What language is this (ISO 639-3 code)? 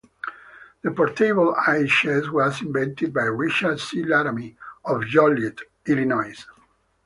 eng